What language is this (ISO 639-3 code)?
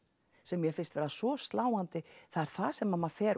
isl